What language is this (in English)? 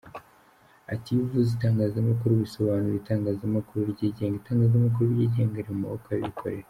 Kinyarwanda